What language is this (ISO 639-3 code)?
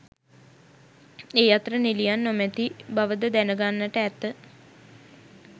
sin